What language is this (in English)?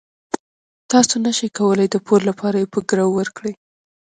Pashto